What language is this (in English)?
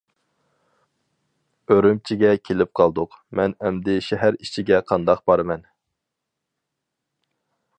Uyghur